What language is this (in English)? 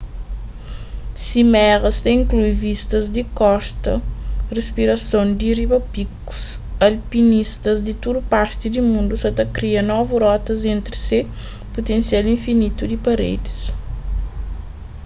Kabuverdianu